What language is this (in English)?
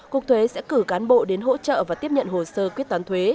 Vietnamese